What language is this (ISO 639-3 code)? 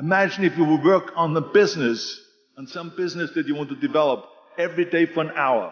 eng